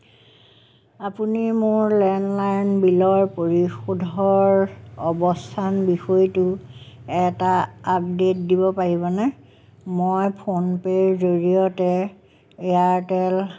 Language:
Assamese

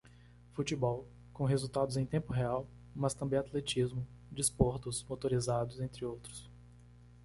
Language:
Portuguese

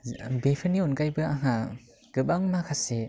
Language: Bodo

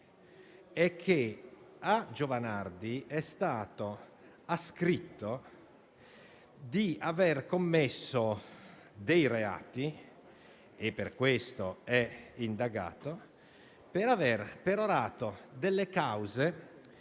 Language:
Italian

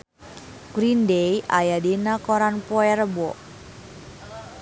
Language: Sundanese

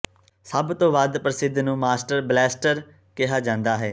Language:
Punjabi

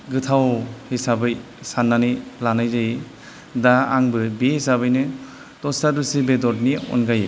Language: Bodo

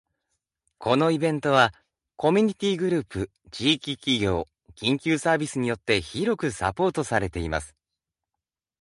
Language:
Japanese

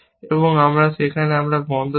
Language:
Bangla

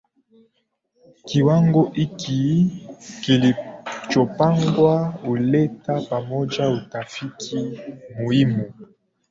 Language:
Swahili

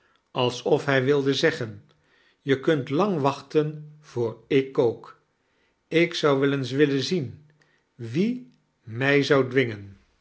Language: Dutch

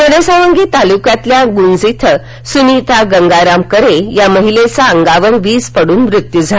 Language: Marathi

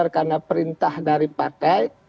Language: Indonesian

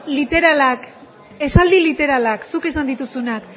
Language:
Basque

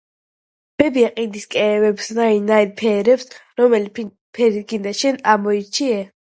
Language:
Georgian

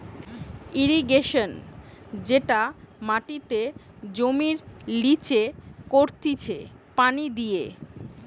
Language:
Bangla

